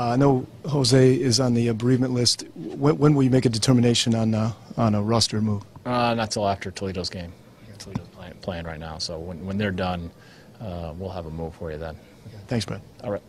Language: English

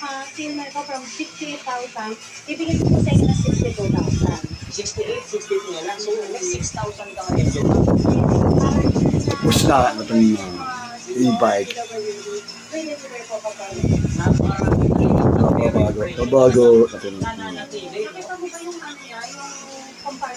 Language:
Filipino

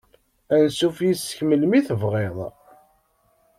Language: Kabyle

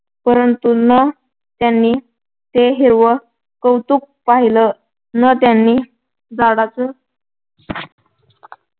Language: Marathi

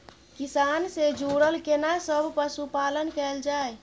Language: Maithili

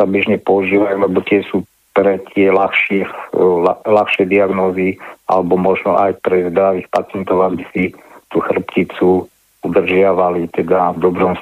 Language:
Slovak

